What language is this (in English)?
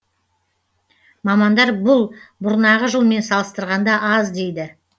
Kazakh